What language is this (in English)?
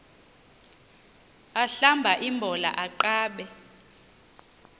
Xhosa